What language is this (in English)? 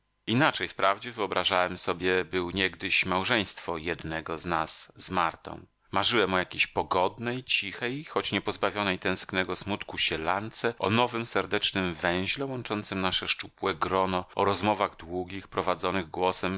Polish